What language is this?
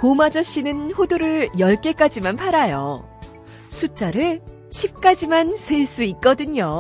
Korean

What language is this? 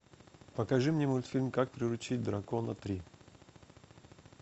Russian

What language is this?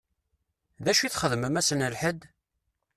Kabyle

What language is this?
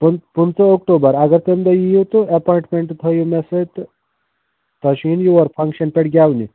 Kashmiri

